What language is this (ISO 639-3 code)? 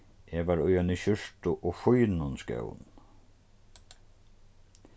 fao